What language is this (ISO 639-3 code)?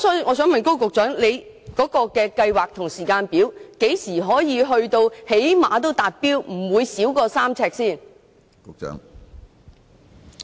yue